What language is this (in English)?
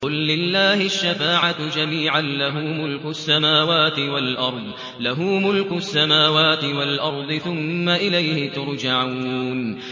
Arabic